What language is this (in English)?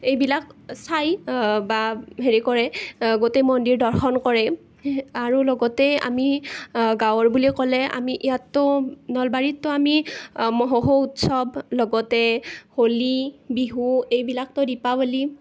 Assamese